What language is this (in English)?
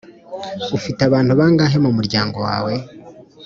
Kinyarwanda